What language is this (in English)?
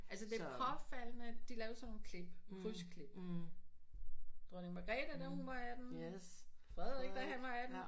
Danish